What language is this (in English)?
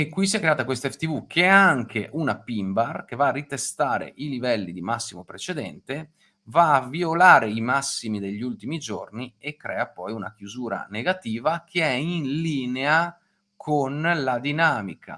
Italian